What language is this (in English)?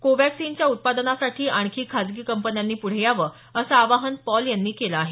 Marathi